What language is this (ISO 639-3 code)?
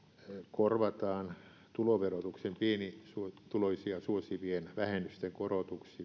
fin